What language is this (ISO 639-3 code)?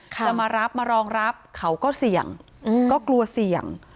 tha